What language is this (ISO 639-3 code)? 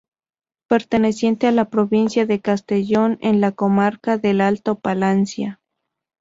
spa